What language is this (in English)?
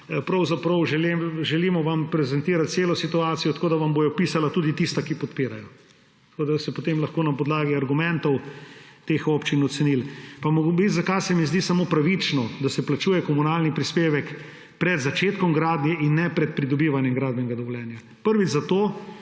Slovenian